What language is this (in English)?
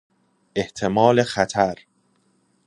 Persian